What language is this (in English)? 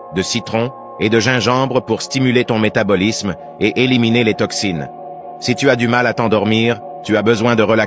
French